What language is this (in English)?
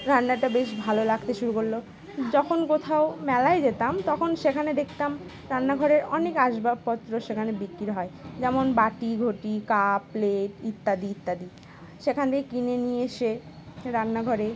Bangla